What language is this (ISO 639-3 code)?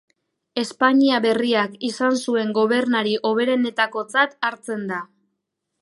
eus